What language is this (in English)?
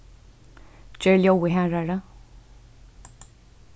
Faroese